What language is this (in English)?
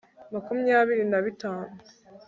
Kinyarwanda